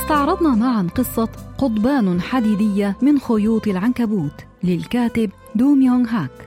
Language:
Arabic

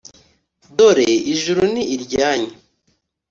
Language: Kinyarwanda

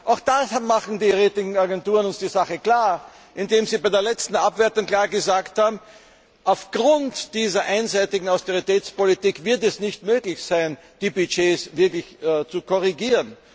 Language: German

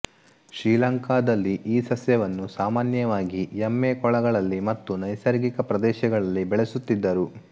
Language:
Kannada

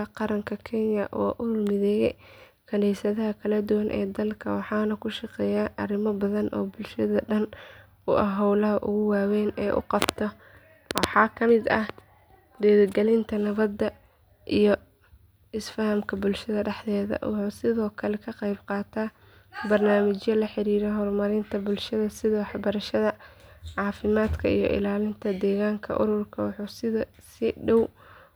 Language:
Somali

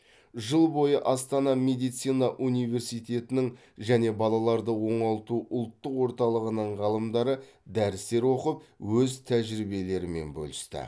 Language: Kazakh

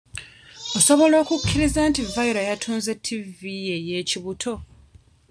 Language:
Ganda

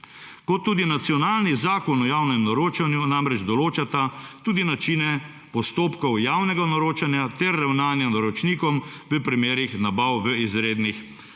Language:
Slovenian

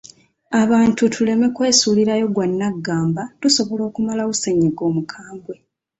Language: Ganda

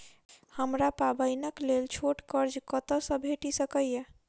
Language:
Maithili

